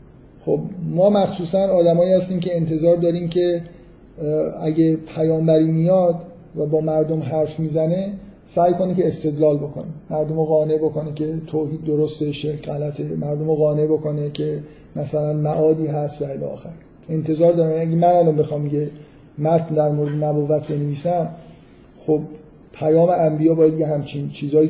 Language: Persian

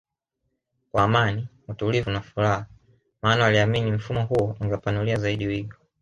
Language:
Swahili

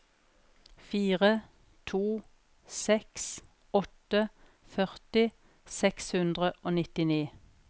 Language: Norwegian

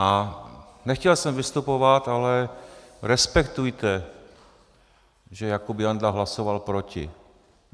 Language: Czech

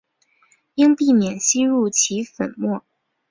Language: Chinese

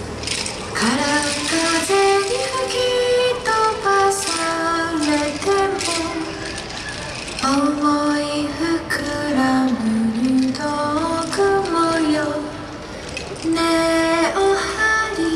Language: Japanese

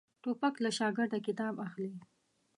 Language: Pashto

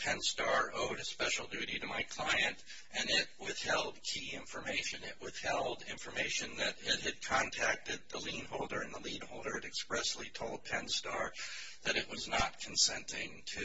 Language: English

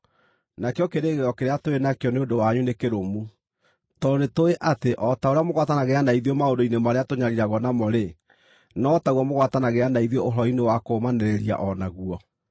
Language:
Kikuyu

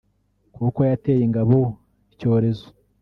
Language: Kinyarwanda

